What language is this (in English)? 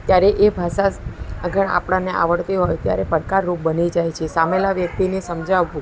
Gujarati